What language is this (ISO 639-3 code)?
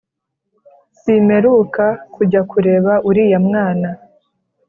kin